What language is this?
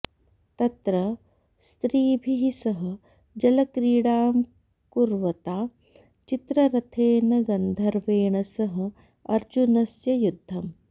Sanskrit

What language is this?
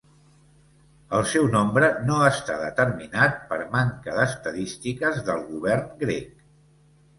Catalan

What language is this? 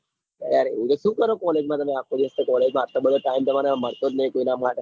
Gujarati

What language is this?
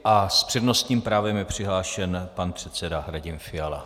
Czech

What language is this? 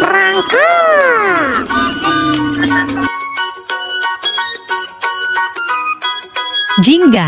Indonesian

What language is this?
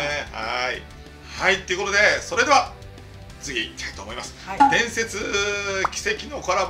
Japanese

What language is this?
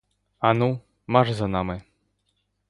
Ukrainian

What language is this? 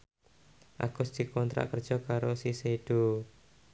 Javanese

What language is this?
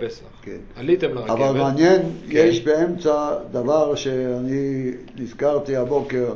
Hebrew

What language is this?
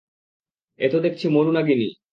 Bangla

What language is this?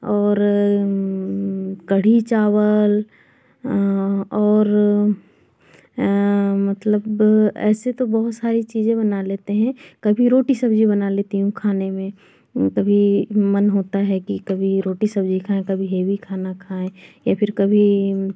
Hindi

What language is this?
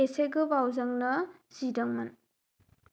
Bodo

